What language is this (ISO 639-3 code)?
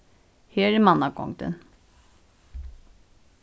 fao